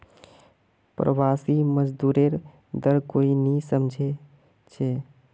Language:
Magahi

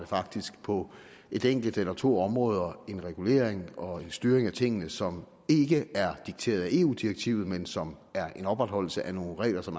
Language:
Danish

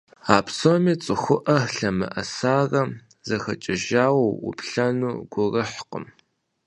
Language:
Kabardian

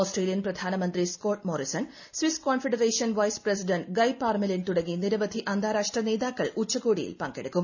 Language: Malayalam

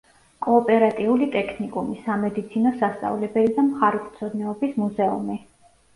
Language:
Georgian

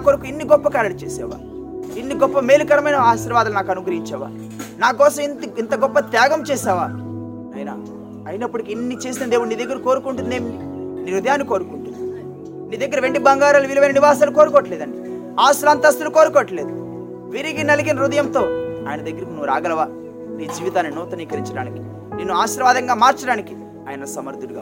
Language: Telugu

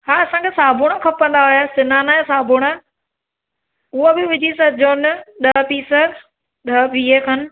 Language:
Sindhi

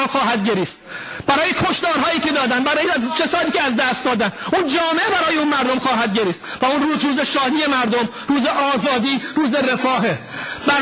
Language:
Persian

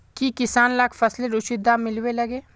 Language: Magahi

